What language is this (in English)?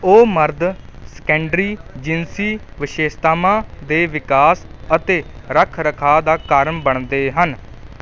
Punjabi